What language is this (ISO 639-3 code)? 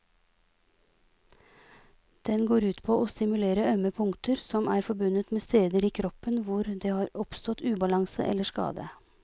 nor